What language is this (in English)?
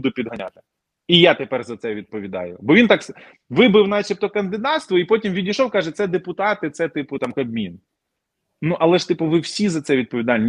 Ukrainian